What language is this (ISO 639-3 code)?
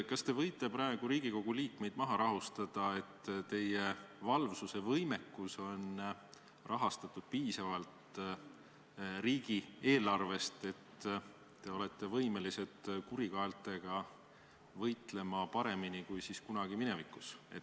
est